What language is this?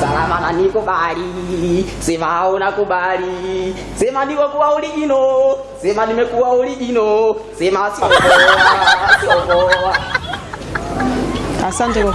English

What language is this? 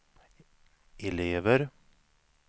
Swedish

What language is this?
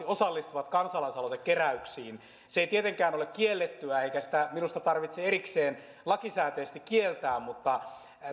Finnish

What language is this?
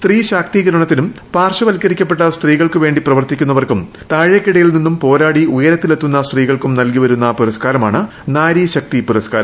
Malayalam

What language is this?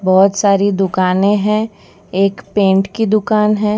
Hindi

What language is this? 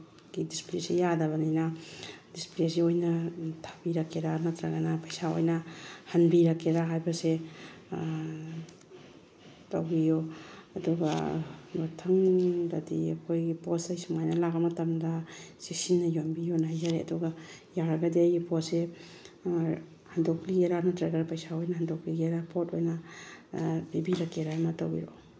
Manipuri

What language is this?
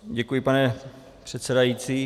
Czech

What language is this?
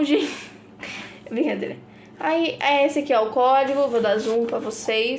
Portuguese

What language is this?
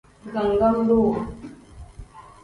Tem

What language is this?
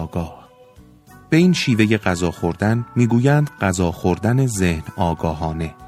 Persian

